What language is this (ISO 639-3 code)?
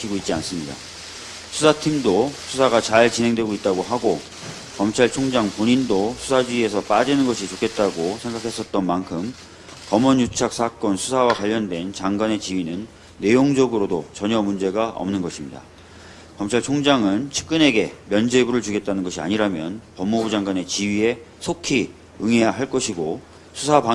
kor